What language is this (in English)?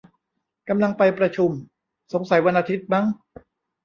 Thai